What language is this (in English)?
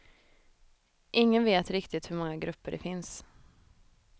Swedish